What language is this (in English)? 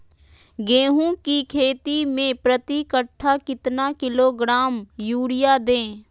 Magahi